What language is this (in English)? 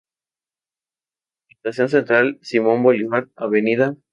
Spanish